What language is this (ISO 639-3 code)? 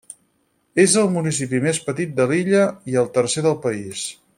cat